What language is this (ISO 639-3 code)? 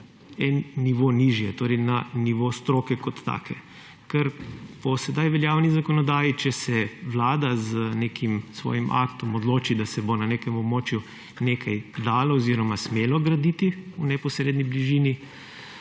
slv